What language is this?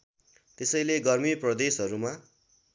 Nepali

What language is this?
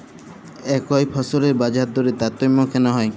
Bangla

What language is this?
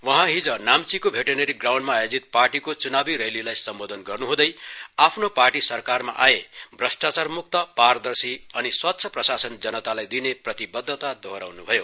Nepali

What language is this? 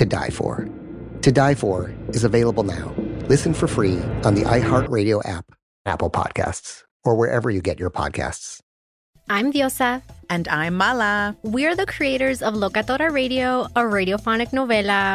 English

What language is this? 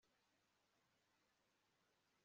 Kinyarwanda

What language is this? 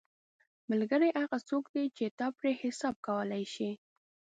Pashto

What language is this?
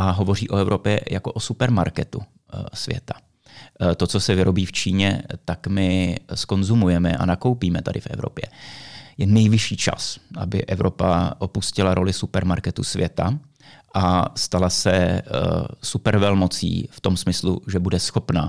Czech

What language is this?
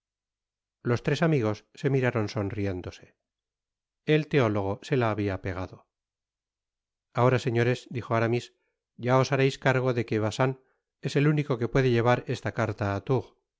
Spanish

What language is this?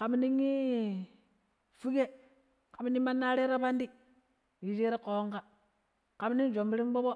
Pero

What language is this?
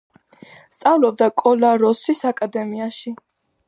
Georgian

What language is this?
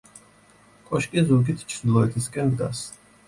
Georgian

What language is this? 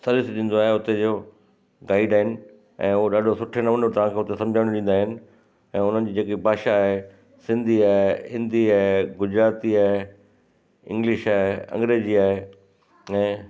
Sindhi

